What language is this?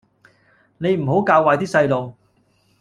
Cantonese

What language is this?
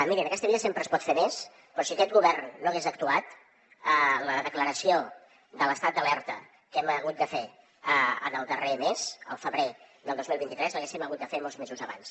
Catalan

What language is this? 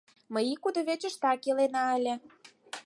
Mari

